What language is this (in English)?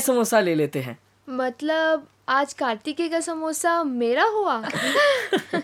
Hindi